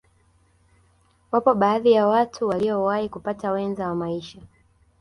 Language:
Swahili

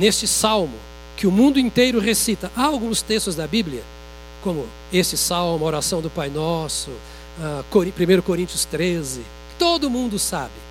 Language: Portuguese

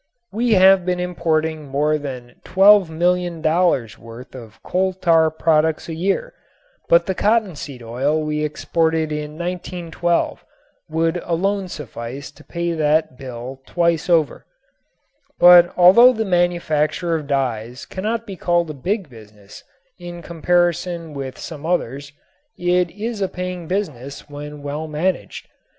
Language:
English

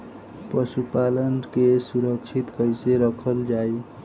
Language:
Bhojpuri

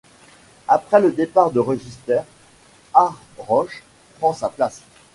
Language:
French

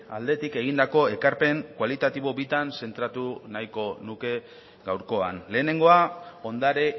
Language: Basque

